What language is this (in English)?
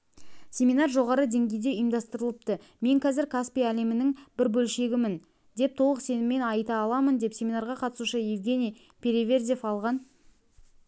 Kazakh